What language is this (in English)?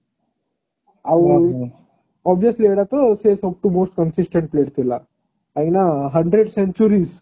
Odia